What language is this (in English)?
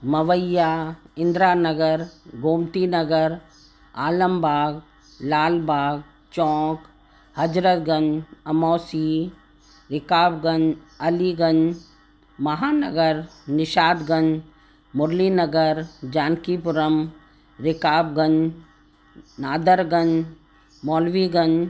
Sindhi